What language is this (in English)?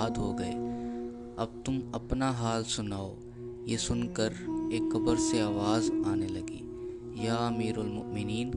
Urdu